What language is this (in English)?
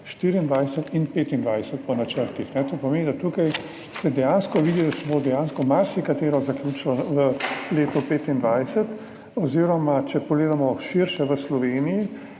Slovenian